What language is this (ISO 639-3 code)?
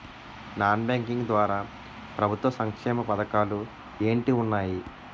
tel